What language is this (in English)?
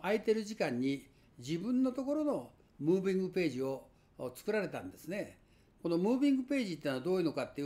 Japanese